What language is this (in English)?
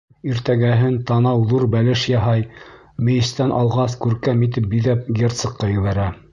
Bashkir